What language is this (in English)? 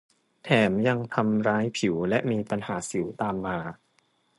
Thai